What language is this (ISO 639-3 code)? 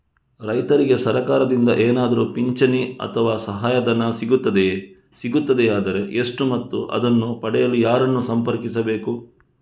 kan